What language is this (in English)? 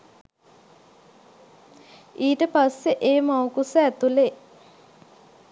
Sinhala